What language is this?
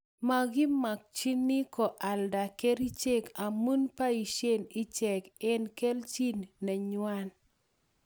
Kalenjin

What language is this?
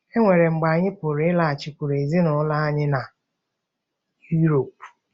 Igbo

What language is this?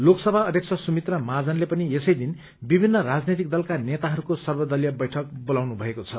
Nepali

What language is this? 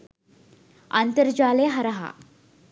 Sinhala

